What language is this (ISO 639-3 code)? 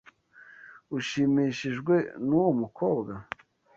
kin